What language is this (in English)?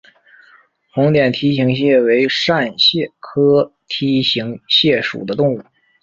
Chinese